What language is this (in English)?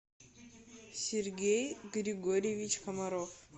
Russian